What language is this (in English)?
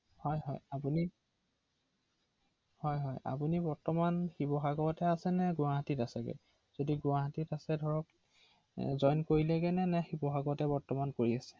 Assamese